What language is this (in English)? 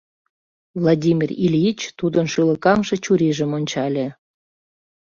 Mari